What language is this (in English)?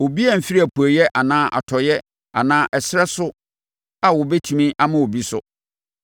Akan